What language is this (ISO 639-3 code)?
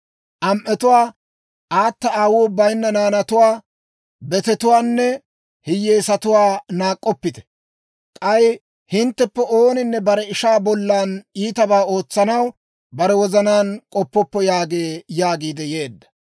dwr